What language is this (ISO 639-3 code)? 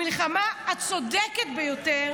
heb